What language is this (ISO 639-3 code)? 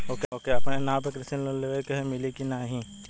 bho